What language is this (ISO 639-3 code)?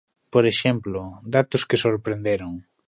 glg